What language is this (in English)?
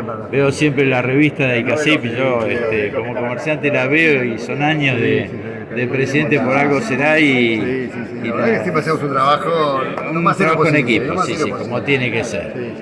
Spanish